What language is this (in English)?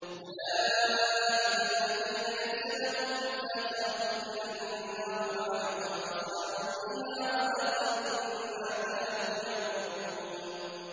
Arabic